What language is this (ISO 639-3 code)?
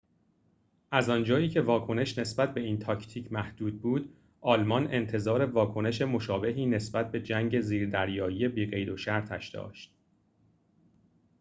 fas